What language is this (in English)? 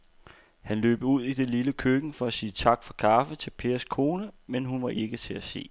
Danish